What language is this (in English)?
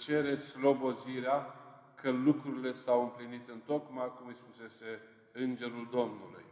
Romanian